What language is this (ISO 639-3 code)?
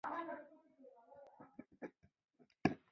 zho